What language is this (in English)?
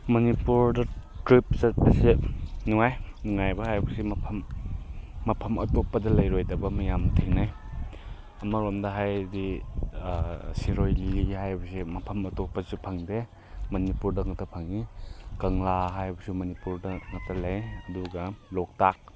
Manipuri